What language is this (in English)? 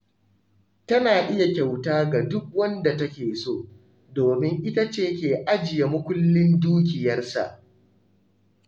Hausa